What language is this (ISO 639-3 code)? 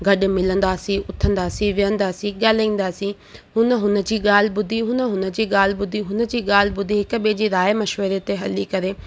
snd